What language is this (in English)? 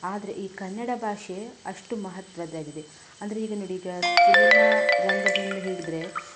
Kannada